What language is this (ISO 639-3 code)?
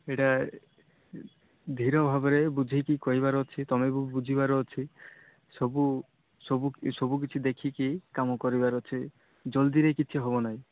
ori